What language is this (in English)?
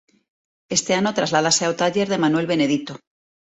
Galician